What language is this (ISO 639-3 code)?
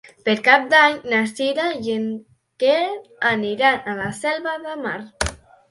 cat